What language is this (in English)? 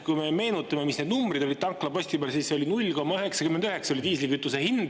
Estonian